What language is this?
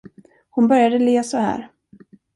Swedish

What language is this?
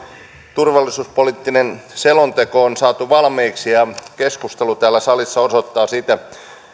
Finnish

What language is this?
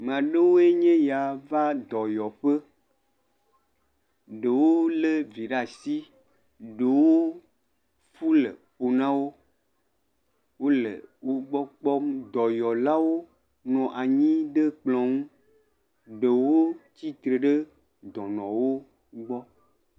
Ewe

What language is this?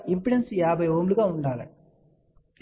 Telugu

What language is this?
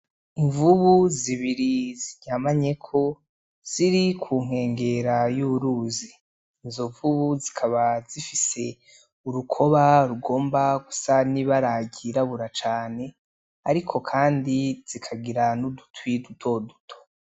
Rundi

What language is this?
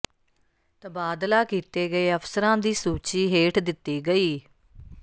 Punjabi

